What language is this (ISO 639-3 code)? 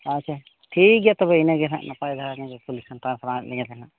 sat